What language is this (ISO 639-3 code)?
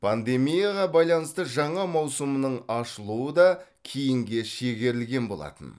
kaz